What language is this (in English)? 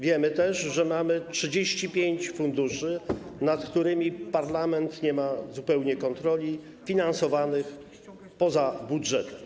Polish